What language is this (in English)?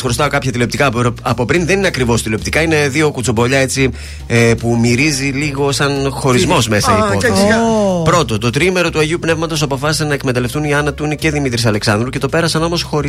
Greek